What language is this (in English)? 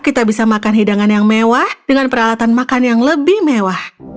Indonesian